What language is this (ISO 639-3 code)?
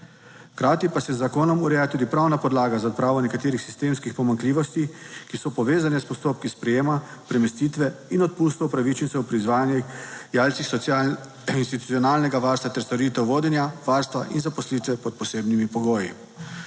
slv